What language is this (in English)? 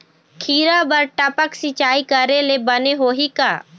Chhattisgarhi